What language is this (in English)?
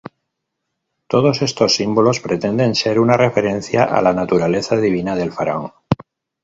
Spanish